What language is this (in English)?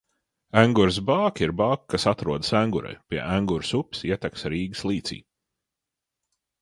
Latvian